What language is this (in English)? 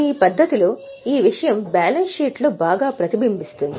Telugu